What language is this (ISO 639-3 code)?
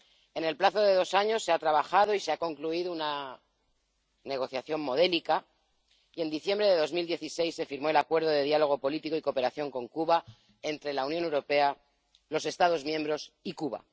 spa